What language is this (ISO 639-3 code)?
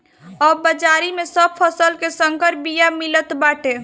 bho